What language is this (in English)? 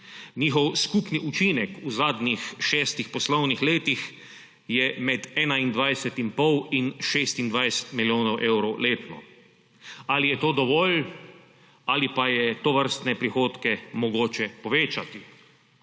Slovenian